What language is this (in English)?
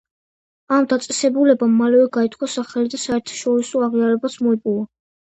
Georgian